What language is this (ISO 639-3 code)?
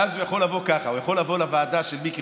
heb